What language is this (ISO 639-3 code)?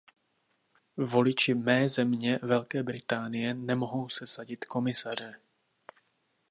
ces